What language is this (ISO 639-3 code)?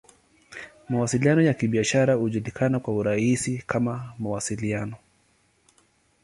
swa